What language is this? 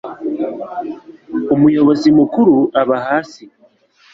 Kinyarwanda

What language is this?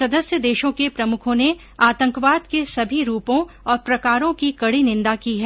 Hindi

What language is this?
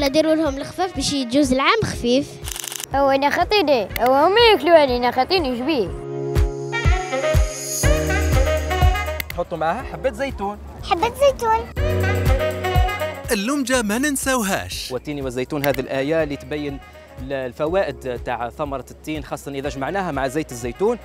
Arabic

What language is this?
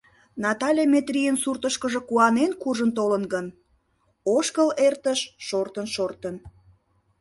Mari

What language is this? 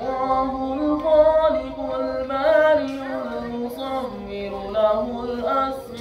Arabic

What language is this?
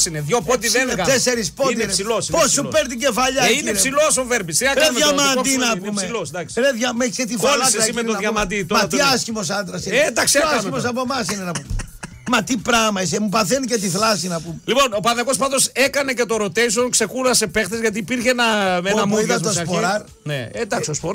Greek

